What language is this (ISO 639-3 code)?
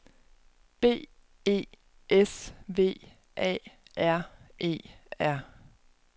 dan